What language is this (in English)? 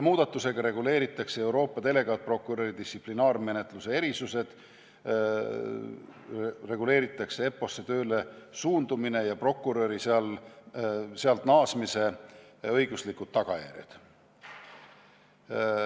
Estonian